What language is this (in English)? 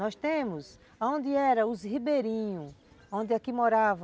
Portuguese